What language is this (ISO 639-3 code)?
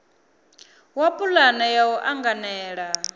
ven